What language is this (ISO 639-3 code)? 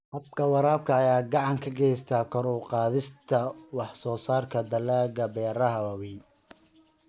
som